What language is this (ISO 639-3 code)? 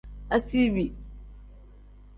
kdh